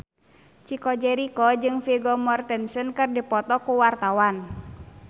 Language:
Sundanese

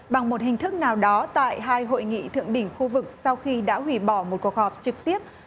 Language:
Vietnamese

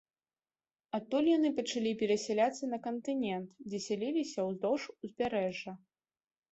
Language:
Belarusian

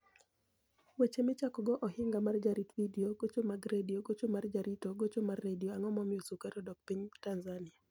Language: Luo (Kenya and Tanzania)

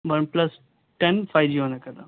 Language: Urdu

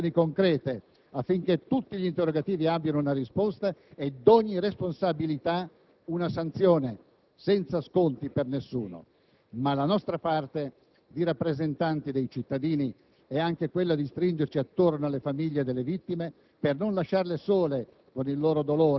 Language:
Italian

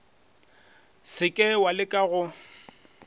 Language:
Northern Sotho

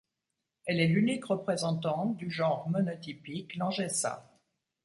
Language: French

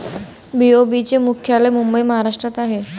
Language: Marathi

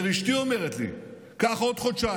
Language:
Hebrew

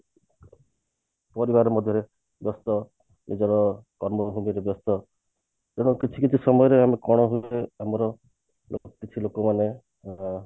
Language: Odia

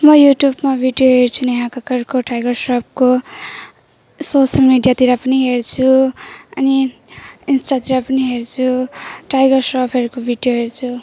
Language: Nepali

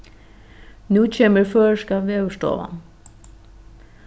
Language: Faroese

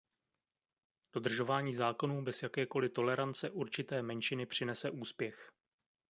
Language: Czech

